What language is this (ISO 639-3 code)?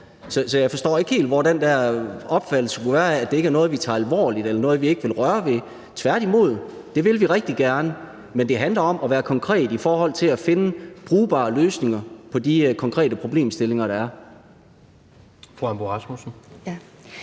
dan